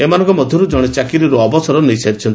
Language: Odia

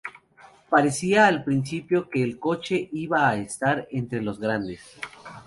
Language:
Spanish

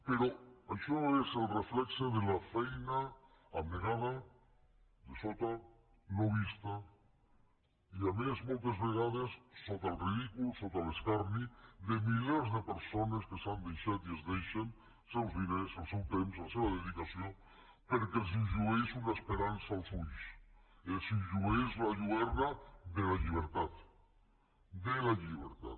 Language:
Catalan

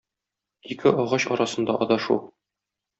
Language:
Tatar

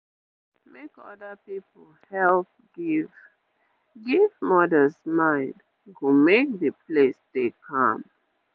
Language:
Nigerian Pidgin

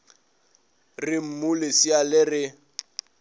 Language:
Northern Sotho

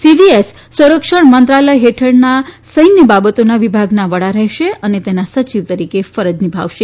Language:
Gujarati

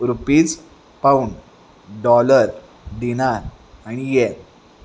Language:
Marathi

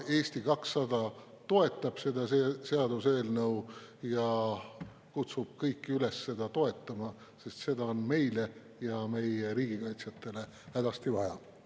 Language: Estonian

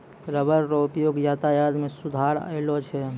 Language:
Maithili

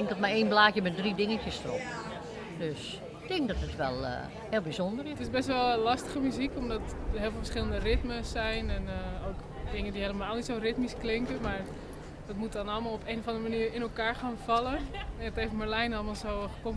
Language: Dutch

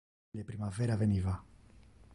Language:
Interlingua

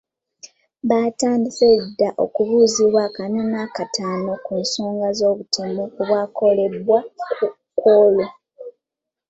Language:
Ganda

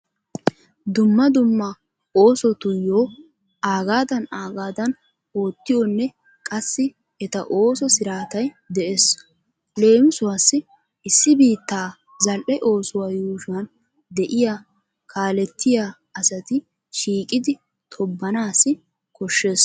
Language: Wolaytta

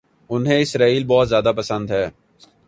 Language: Urdu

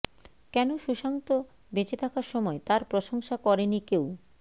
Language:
Bangla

